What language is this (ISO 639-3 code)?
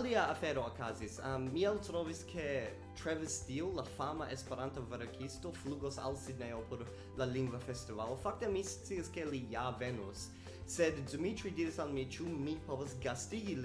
epo